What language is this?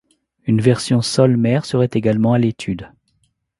French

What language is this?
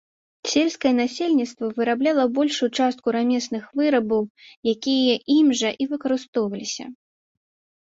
Belarusian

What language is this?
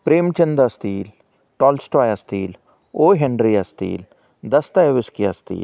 Marathi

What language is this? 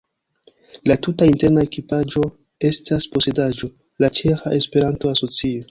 Esperanto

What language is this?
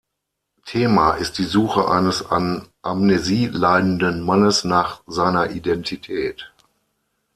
German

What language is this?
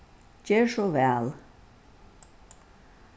Faroese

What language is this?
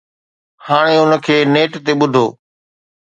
Sindhi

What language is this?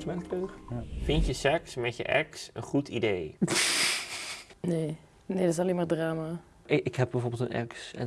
Dutch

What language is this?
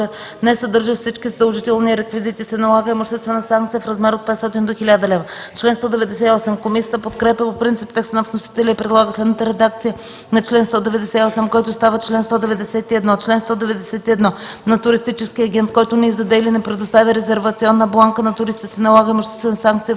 Bulgarian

